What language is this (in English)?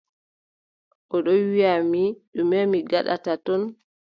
Adamawa Fulfulde